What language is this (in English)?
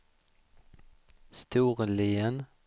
Swedish